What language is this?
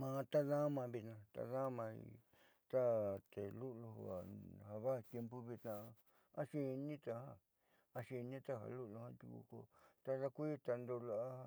Southeastern Nochixtlán Mixtec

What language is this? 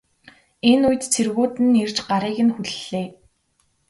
Mongolian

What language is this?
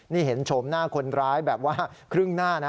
Thai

